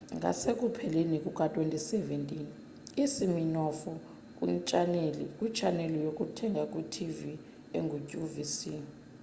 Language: Xhosa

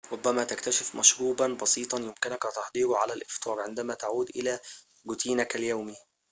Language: Arabic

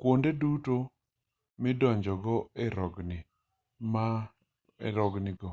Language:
Luo (Kenya and Tanzania)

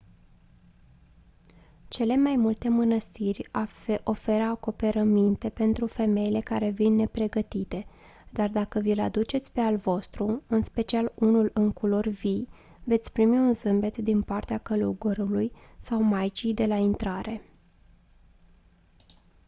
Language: Romanian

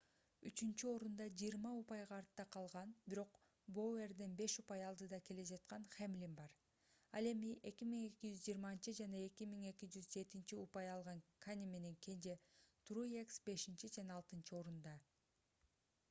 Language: Kyrgyz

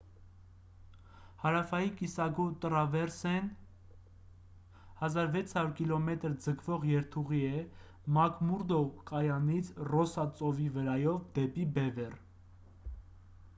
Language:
Armenian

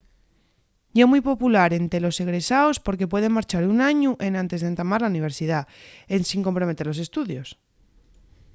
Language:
Asturian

